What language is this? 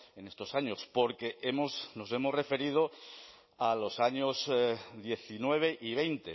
Spanish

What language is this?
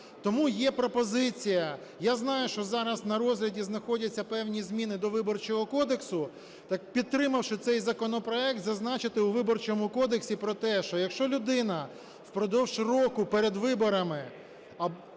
Ukrainian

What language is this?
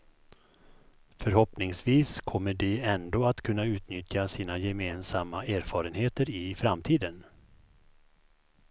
Swedish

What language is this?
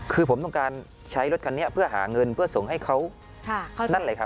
Thai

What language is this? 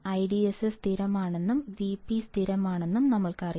Malayalam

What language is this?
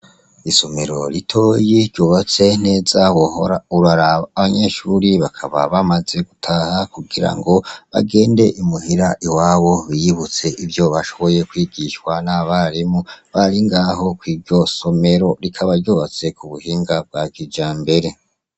Rundi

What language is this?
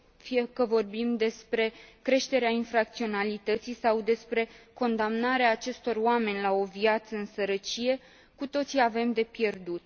Romanian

